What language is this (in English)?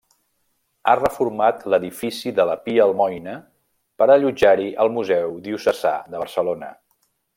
Catalan